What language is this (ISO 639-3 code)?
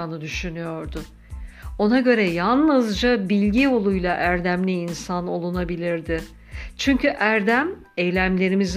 tur